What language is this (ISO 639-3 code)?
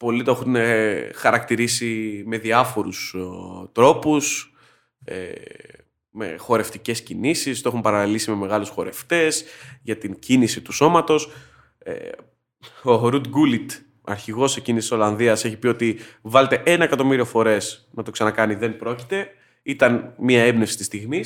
ell